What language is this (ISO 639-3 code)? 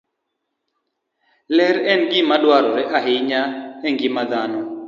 luo